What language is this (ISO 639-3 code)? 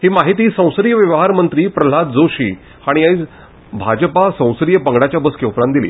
kok